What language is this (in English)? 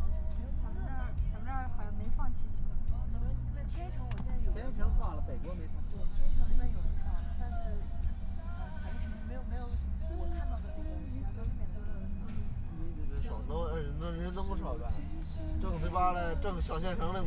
Chinese